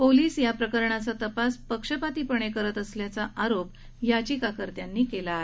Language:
Marathi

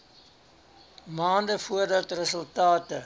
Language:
Afrikaans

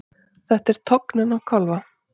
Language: Icelandic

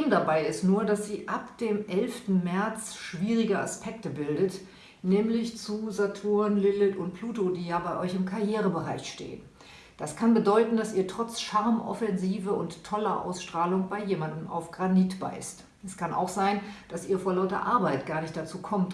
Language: German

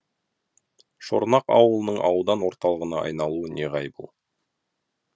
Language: Kazakh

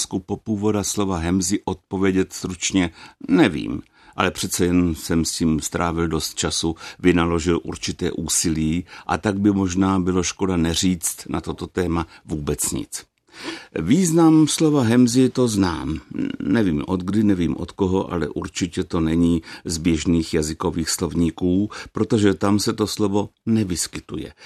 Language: Czech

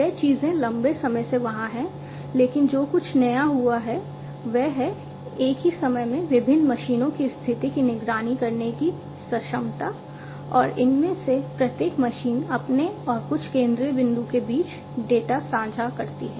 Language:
Hindi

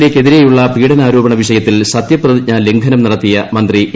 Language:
Malayalam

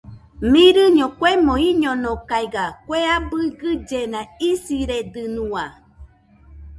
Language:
Nüpode Huitoto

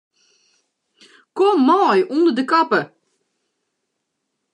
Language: Western Frisian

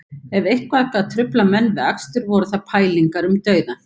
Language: Icelandic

